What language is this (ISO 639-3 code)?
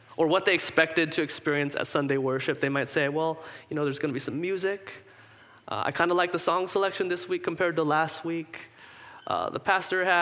eng